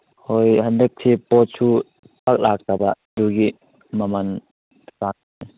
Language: Manipuri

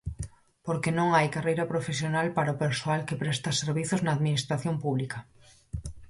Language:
Galician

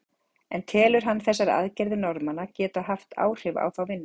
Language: Icelandic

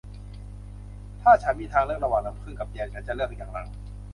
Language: Thai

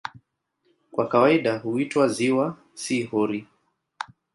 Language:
Swahili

